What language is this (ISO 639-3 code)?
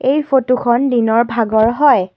asm